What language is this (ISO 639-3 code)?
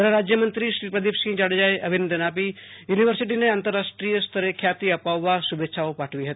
guj